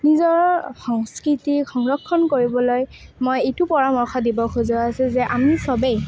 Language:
Assamese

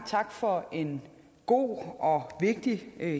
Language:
Danish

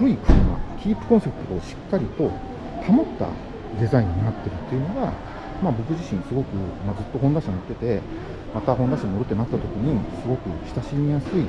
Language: Japanese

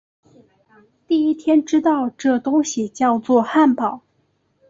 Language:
Chinese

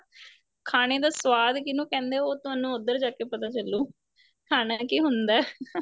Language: Punjabi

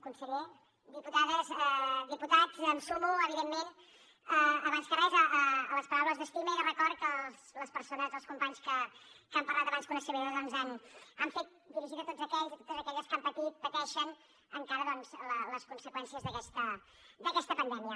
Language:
Catalan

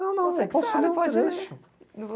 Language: Portuguese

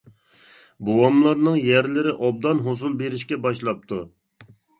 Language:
Uyghur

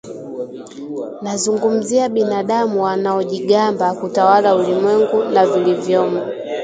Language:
Swahili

